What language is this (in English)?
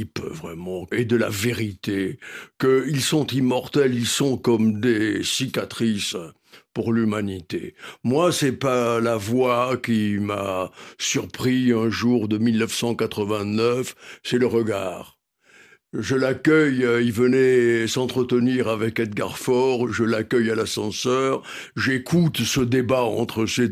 French